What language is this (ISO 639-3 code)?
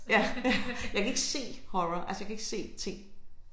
dan